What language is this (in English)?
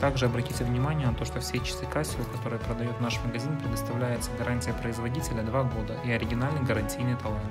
Russian